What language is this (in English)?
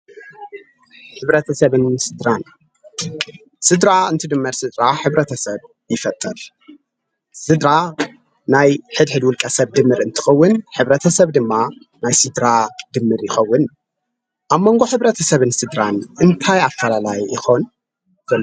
Tigrinya